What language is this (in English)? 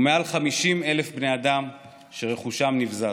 Hebrew